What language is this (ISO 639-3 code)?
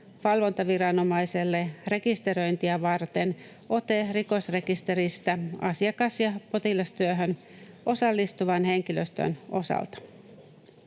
fin